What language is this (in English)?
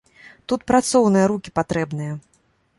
Belarusian